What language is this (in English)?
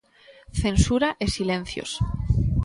Galician